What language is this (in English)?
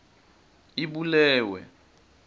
Swati